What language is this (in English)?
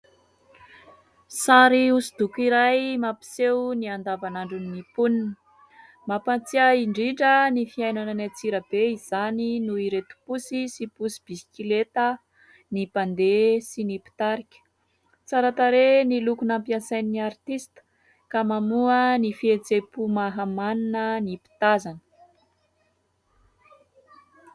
Malagasy